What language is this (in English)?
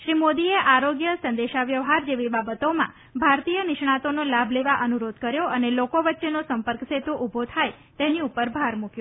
Gujarati